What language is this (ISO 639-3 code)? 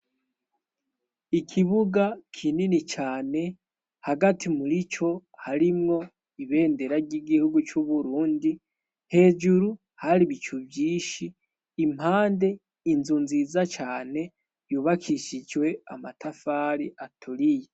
run